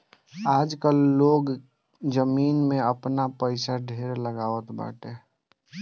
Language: Bhojpuri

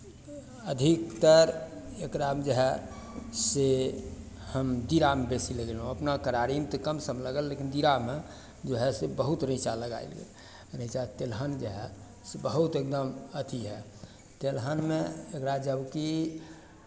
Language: Maithili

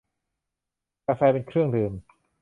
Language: Thai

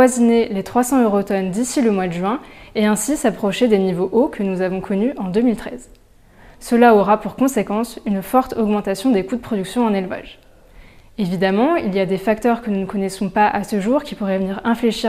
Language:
French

